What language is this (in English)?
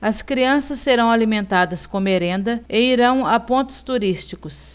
Portuguese